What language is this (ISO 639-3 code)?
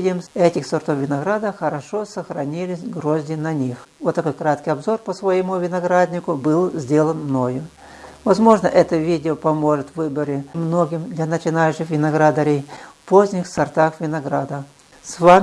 rus